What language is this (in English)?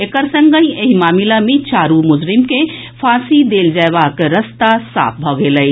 Maithili